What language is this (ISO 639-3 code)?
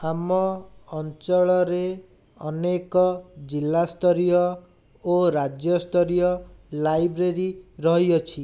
ori